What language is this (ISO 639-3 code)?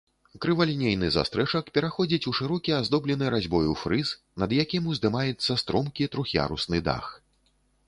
bel